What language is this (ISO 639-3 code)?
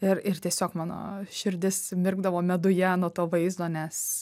lit